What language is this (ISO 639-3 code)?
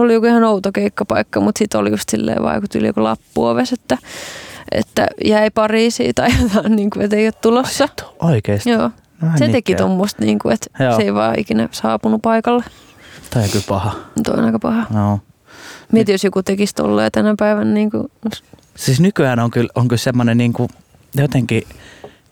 fin